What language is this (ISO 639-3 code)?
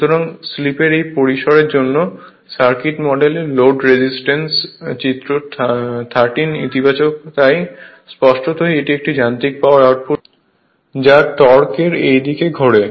ben